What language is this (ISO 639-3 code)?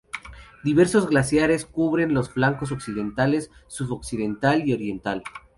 spa